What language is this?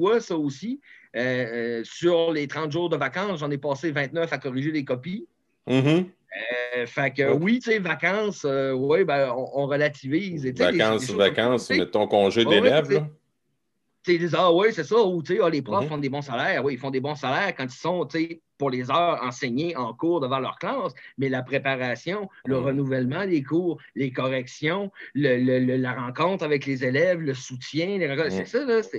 French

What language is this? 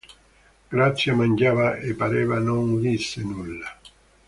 Italian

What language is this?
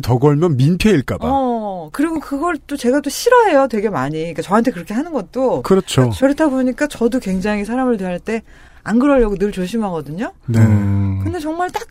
Korean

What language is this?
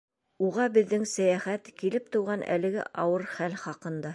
Bashkir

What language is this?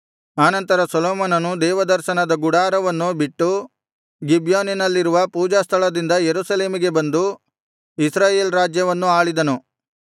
Kannada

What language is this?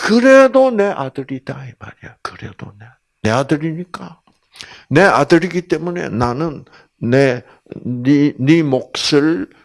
Korean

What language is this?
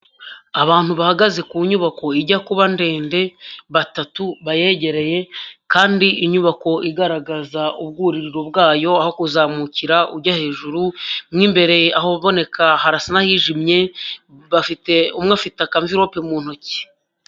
Kinyarwanda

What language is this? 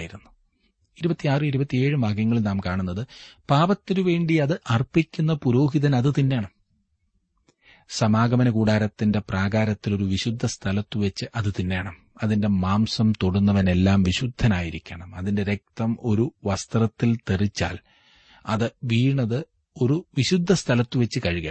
Malayalam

